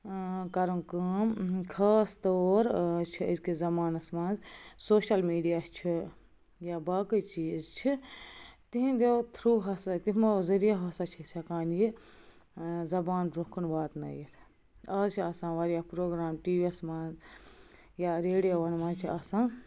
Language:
Kashmiri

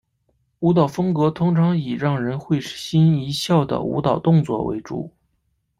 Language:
Chinese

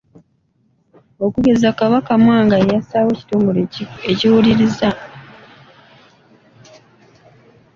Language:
Ganda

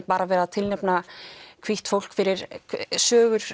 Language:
Icelandic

